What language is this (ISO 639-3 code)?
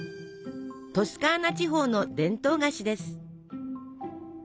jpn